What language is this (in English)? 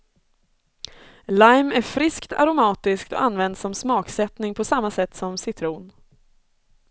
Swedish